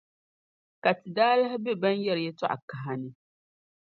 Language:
Dagbani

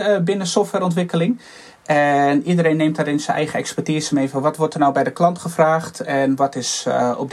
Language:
Dutch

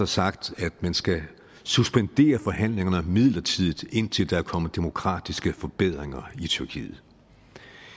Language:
Danish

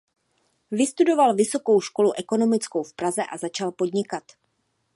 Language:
Czech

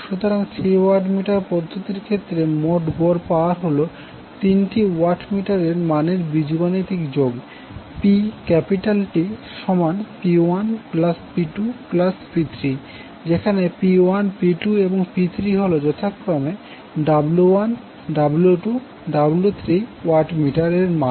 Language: Bangla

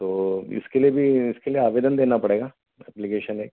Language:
Hindi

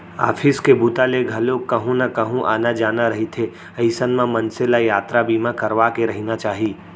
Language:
Chhattisgarhi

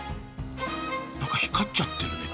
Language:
Japanese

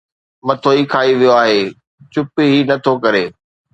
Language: Sindhi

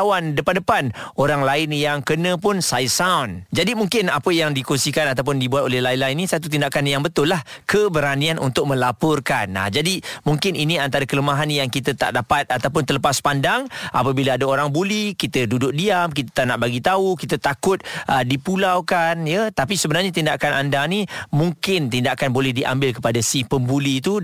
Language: Malay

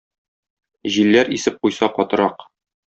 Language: Tatar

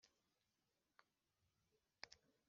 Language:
Kinyarwanda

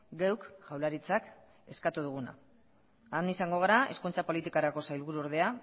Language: Basque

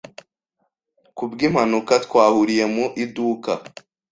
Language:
Kinyarwanda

